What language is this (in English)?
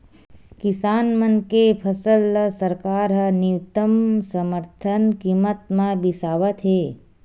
Chhattisgarhi